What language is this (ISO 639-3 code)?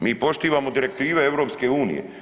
hrv